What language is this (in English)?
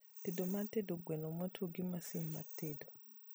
Luo (Kenya and Tanzania)